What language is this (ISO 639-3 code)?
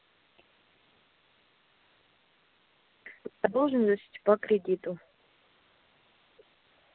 rus